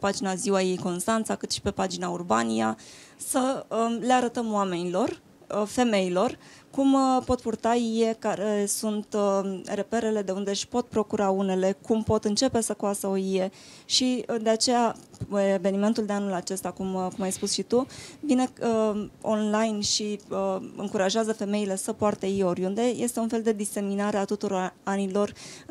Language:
Romanian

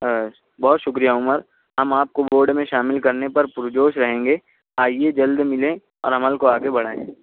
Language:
Urdu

